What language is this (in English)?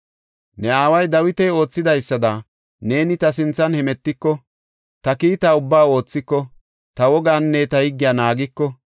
Gofa